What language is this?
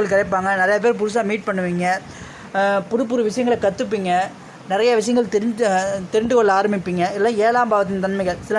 Vietnamese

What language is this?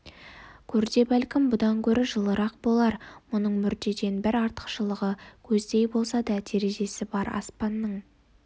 Kazakh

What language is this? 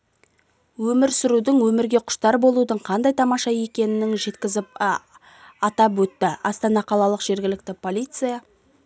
Kazakh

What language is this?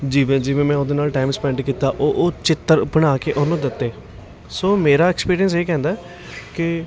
Punjabi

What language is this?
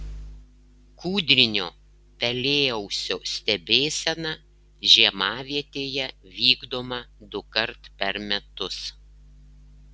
Lithuanian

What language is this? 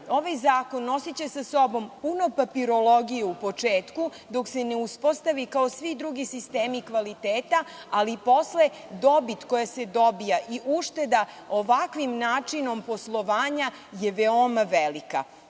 Serbian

